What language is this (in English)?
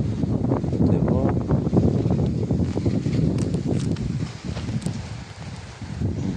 Arabic